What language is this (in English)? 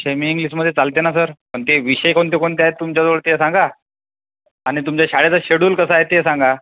Marathi